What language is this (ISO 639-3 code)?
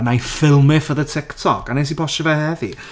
cym